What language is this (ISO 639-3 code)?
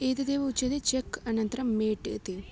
san